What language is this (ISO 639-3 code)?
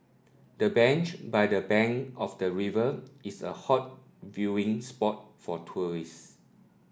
eng